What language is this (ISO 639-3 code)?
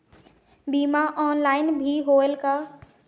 hne